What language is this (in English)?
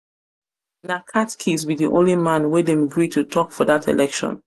Nigerian Pidgin